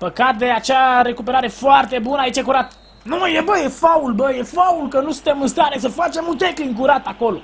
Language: Romanian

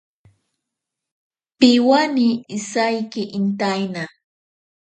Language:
Ashéninka Perené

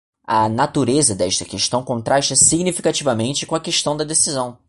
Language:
Portuguese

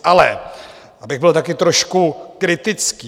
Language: Czech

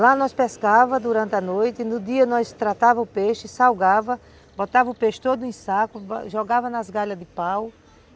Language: Portuguese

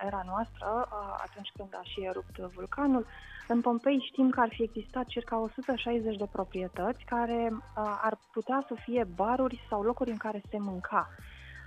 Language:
Romanian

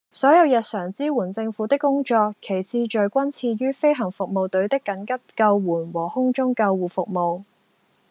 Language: Cantonese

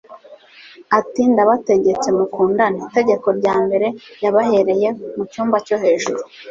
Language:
Kinyarwanda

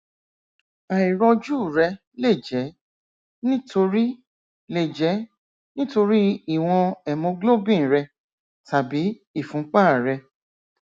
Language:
Yoruba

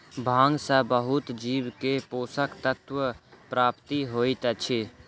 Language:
Maithili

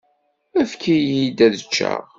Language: Kabyle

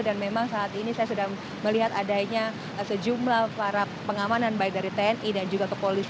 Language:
Indonesian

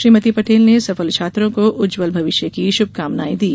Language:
Hindi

